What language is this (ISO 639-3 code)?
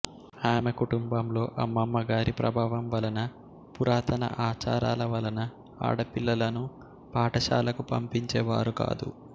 tel